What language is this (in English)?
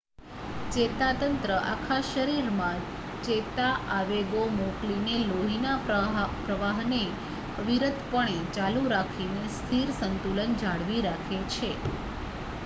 Gujarati